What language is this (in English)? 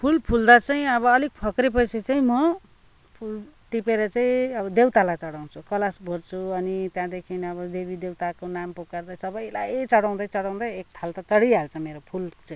Nepali